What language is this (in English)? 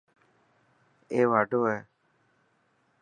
Dhatki